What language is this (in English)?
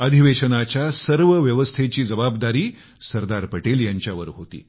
Marathi